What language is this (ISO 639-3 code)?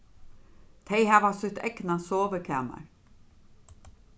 fao